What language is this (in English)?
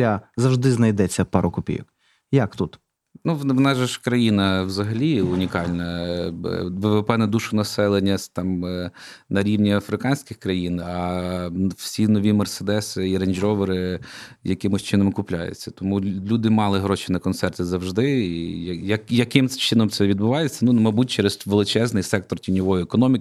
Ukrainian